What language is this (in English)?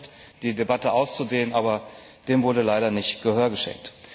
German